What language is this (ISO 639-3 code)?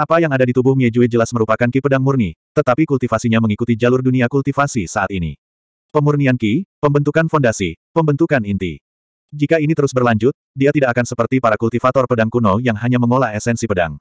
ind